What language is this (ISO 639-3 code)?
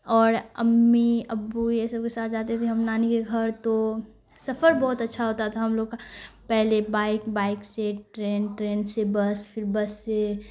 urd